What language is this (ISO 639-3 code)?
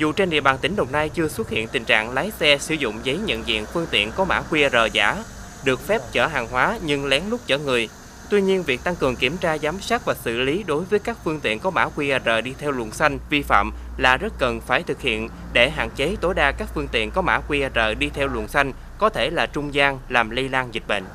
vie